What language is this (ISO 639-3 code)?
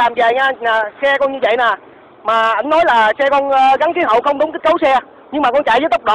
vie